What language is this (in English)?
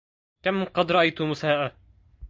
Arabic